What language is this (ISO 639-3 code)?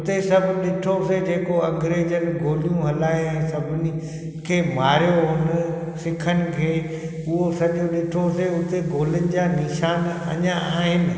snd